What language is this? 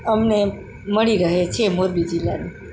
Gujarati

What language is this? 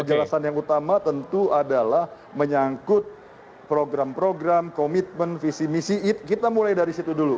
Indonesian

